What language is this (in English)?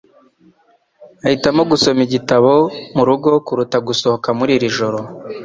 Kinyarwanda